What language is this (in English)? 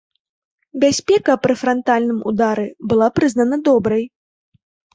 Belarusian